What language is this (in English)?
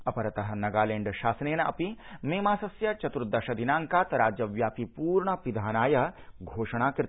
Sanskrit